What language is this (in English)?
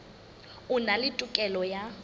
Southern Sotho